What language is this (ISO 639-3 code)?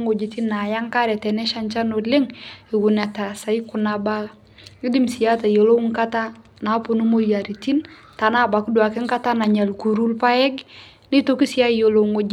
mas